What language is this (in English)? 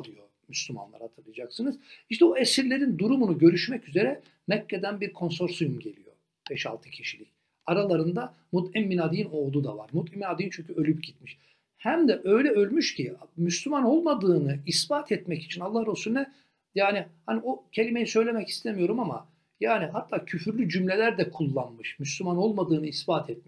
Turkish